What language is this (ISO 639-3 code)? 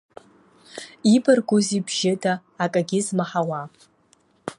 abk